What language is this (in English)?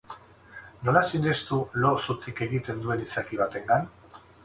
Basque